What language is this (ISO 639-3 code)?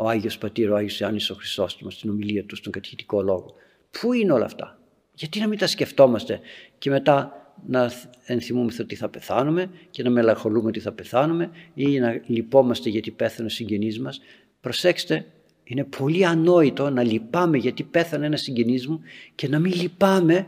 ell